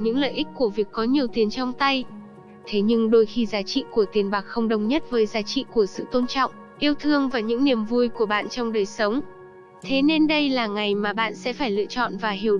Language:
Vietnamese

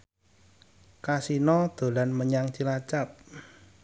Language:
Javanese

